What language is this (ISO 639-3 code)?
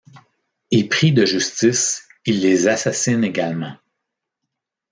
fra